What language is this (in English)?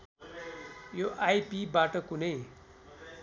Nepali